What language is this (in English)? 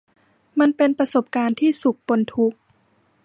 Thai